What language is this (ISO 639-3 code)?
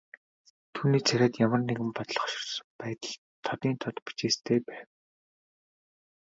mon